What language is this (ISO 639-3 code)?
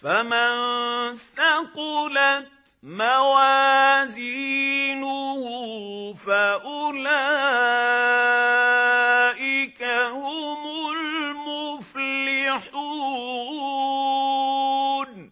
ara